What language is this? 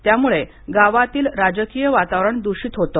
Marathi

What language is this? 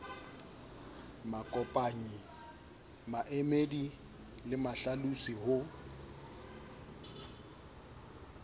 Southern Sotho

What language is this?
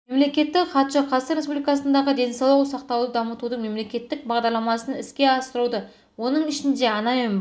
Kazakh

